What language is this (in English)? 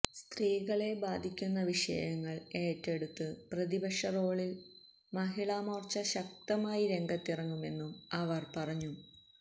Malayalam